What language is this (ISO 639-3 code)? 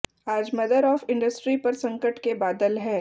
hin